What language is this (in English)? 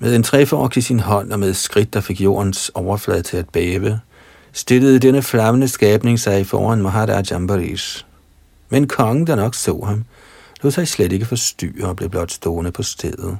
Danish